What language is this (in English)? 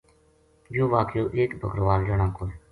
Gujari